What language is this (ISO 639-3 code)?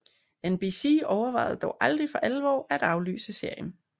dan